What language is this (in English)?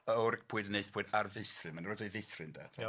Welsh